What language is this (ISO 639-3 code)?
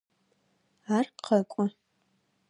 ady